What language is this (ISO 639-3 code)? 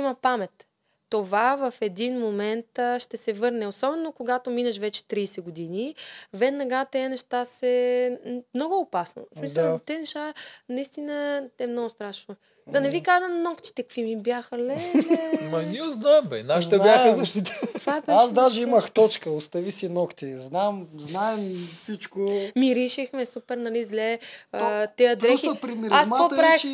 bul